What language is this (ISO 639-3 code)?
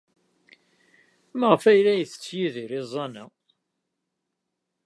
kab